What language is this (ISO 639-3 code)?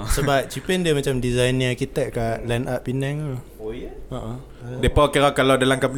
msa